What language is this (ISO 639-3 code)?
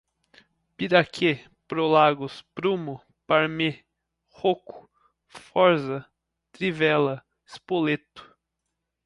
por